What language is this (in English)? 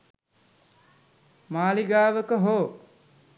Sinhala